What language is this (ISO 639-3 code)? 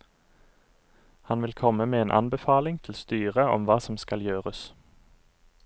nor